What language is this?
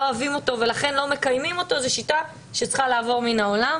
Hebrew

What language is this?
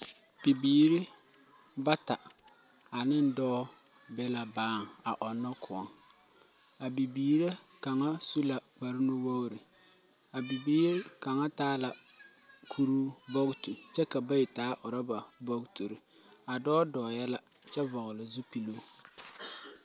Southern Dagaare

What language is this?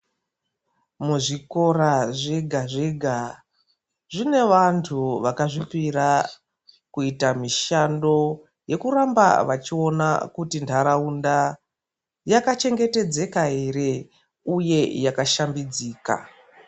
Ndau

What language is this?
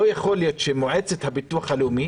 Hebrew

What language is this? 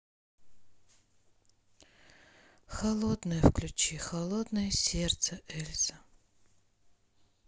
Russian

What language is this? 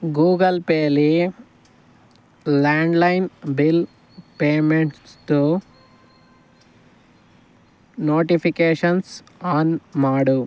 Kannada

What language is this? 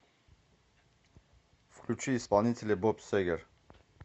Russian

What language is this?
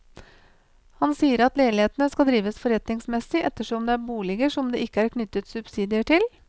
Norwegian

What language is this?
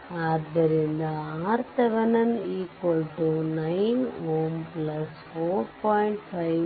Kannada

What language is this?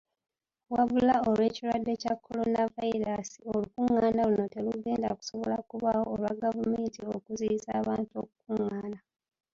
Ganda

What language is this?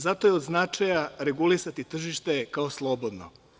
Serbian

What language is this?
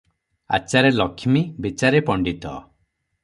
Odia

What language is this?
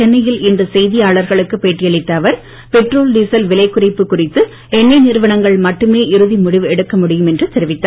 Tamil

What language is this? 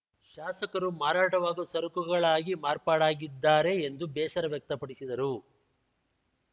Kannada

